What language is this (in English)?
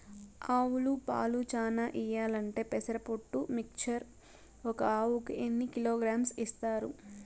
Telugu